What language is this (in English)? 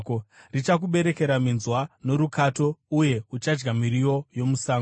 Shona